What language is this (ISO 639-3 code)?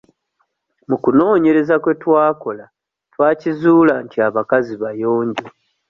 lug